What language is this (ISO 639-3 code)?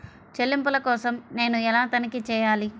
tel